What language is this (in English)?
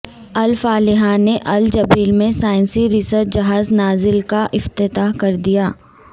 Urdu